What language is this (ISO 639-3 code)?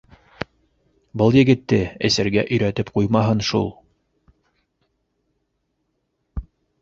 bak